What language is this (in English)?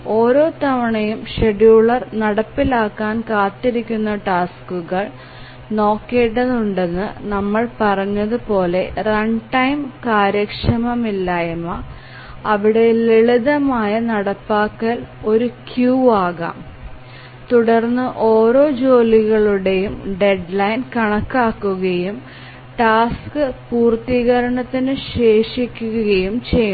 Malayalam